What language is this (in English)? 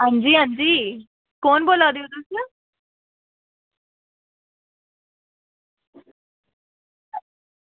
Dogri